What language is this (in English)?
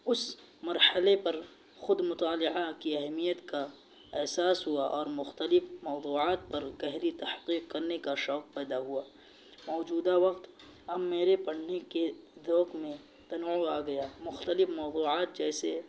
Urdu